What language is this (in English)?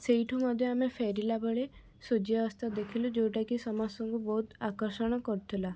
Odia